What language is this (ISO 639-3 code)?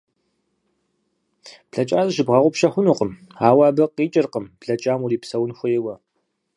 kbd